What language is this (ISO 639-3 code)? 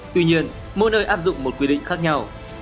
vie